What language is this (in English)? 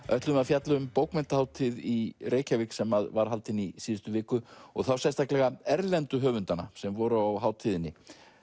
Icelandic